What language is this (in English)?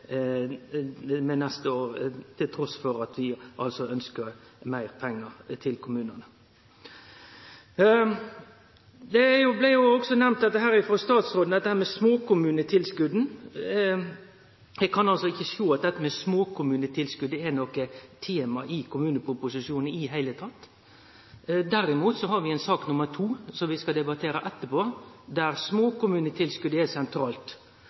Norwegian Nynorsk